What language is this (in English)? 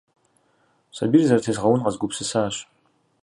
Kabardian